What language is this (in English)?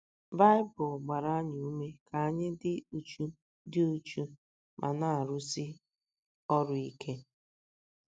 Igbo